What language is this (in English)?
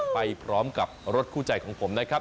Thai